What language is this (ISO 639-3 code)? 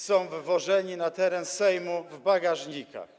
pol